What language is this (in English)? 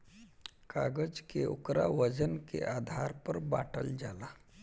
Bhojpuri